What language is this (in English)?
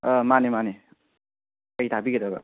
Manipuri